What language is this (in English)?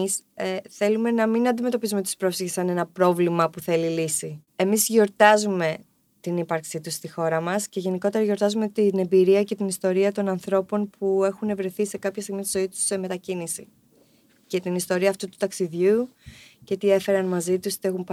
Greek